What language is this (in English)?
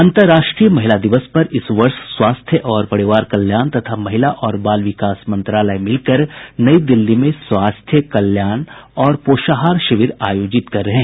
Hindi